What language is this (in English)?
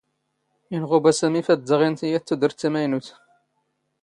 Standard Moroccan Tamazight